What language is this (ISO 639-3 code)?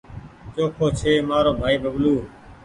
gig